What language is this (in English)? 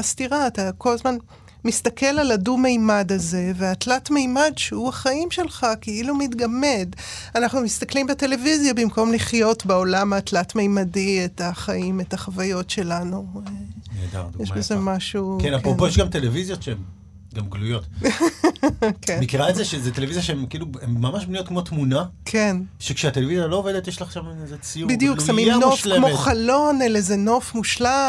Hebrew